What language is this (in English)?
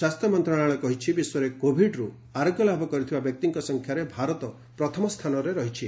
Odia